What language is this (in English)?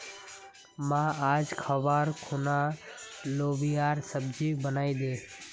Magahi